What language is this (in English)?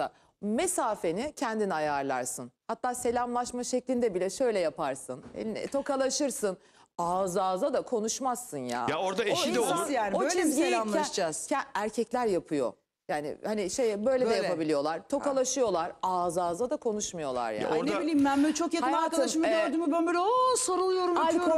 Turkish